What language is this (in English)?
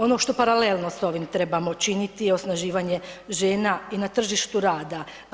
Croatian